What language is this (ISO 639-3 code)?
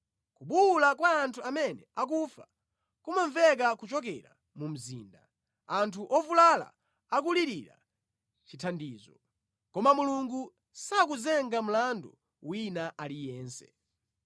nya